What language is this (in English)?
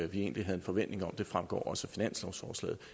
Danish